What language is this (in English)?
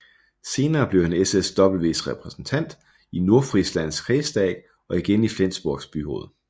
Danish